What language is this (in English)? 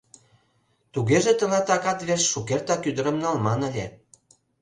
Mari